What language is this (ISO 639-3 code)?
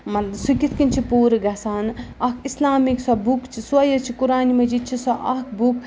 kas